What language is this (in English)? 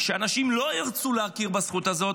Hebrew